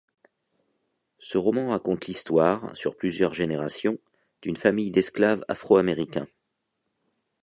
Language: French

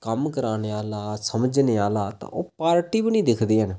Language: Dogri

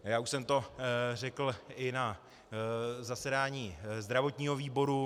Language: Czech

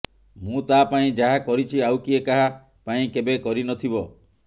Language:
Odia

